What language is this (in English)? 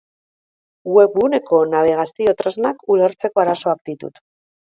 Basque